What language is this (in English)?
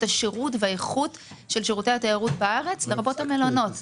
Hebrew